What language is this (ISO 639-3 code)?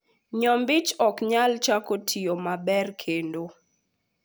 luo